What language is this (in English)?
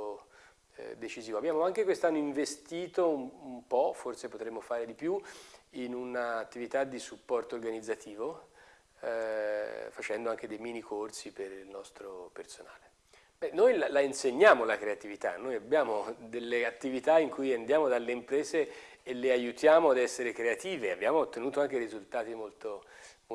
Italian